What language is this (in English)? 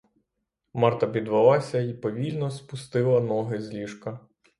Ukrainian